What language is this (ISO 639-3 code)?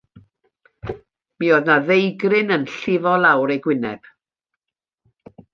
cym